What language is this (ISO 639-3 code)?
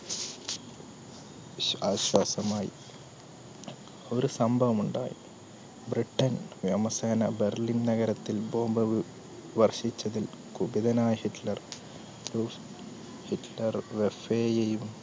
mal